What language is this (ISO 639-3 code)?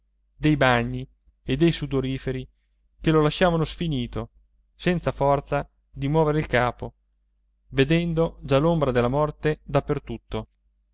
ita